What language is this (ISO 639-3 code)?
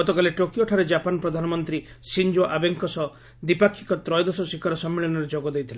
ori